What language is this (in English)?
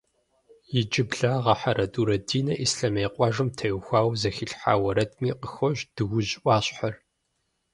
Kabardian